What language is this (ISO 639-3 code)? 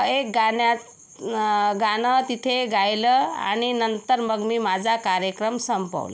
mar